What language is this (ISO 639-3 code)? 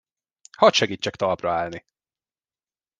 hun